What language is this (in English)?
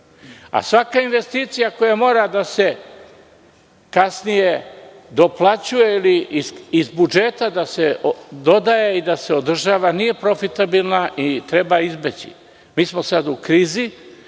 Serbian